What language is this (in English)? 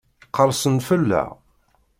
Kabyle